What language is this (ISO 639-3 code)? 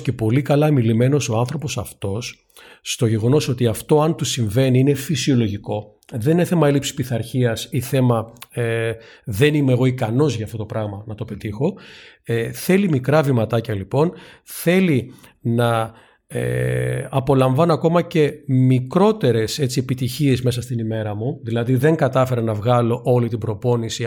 ell